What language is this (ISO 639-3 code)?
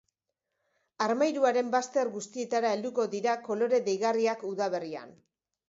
eus